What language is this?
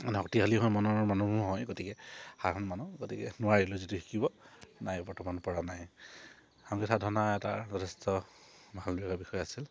Assamese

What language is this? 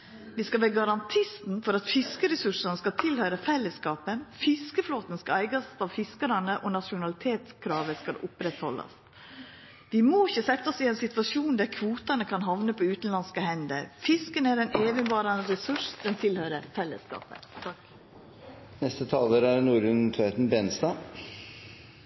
Norwegian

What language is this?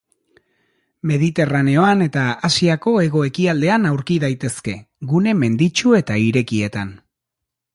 Basque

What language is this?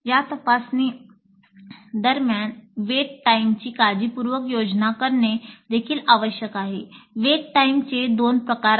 Marathi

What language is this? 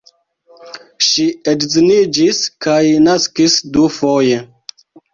Esperanto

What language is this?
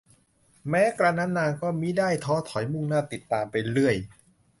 Thai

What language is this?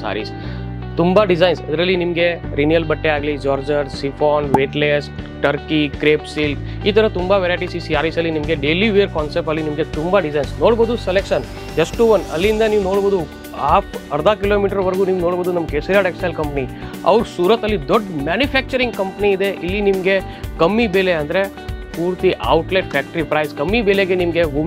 Kannada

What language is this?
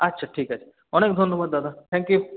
Bangla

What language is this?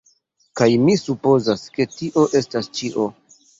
Esperanto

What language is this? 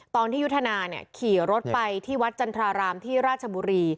Thai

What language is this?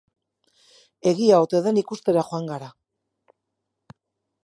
Basque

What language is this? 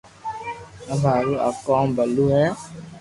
Loarki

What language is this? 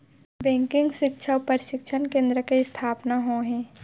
Chhattisgarhi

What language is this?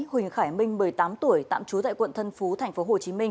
Vietnamese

